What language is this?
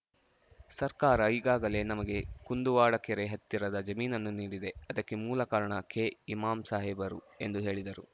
Kannada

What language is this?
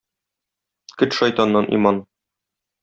Tatar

